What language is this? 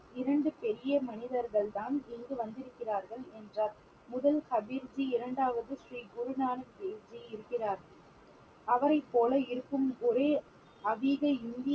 Tamil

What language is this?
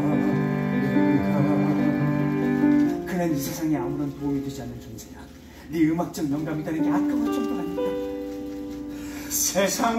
Korean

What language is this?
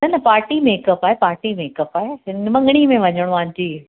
Sindhi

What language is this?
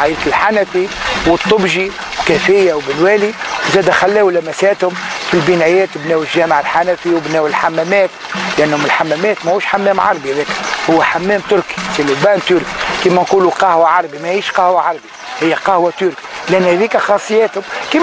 Arabic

